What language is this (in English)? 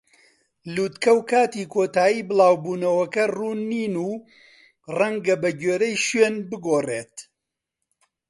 Central Kurdish